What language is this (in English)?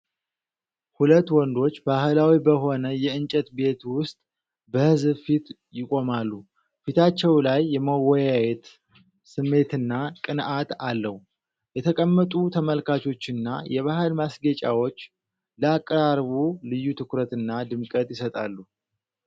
Amharic